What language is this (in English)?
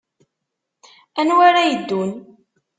Kabyle